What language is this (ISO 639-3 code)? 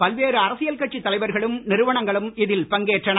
tam